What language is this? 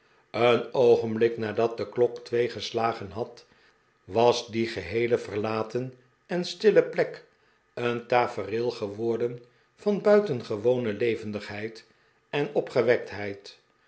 Dutch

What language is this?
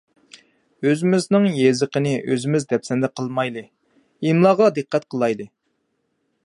Uyghur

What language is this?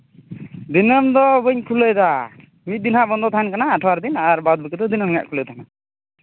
Santali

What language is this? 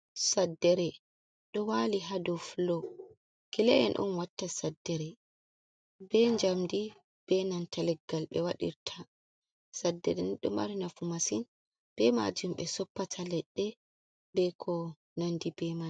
Fula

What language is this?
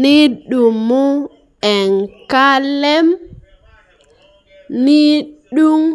Masai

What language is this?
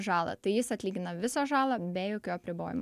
Lithuanian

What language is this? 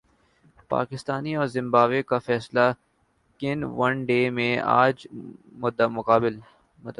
Urdu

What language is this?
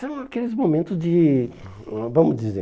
Portuguese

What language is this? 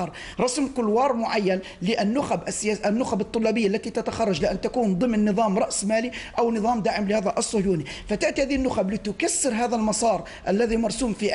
Arabic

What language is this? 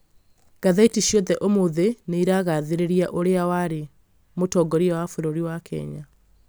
Kikuyu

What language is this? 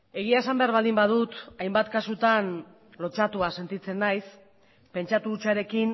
Basque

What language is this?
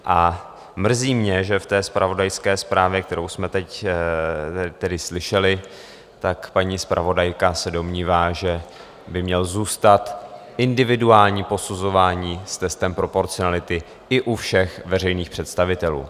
Czech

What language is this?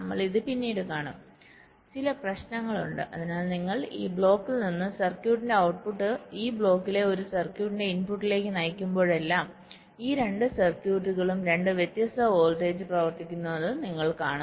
Malayalam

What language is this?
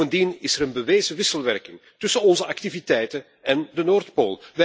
Dutch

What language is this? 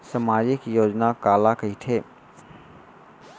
Chhattisgarhi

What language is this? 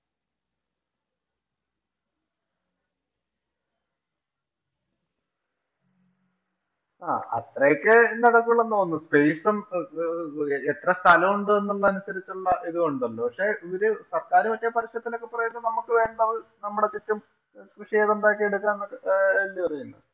Malayalam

